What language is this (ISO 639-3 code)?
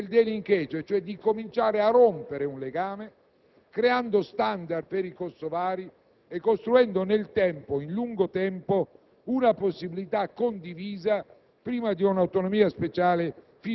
ita